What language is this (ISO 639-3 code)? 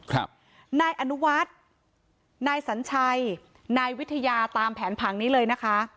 tha